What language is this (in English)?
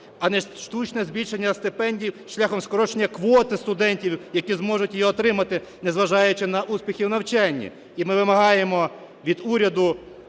Ukrainian